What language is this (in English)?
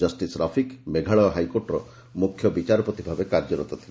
Odia